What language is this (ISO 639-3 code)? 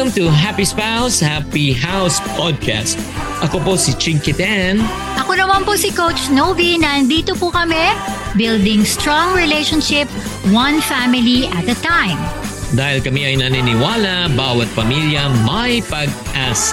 fil